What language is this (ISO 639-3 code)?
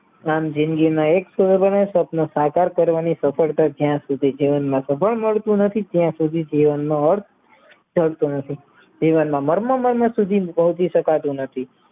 guj